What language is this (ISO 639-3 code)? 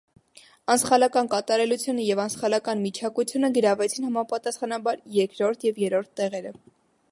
hye